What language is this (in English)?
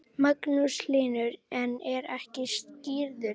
Icelandic